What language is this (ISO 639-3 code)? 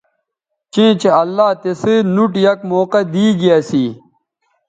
btv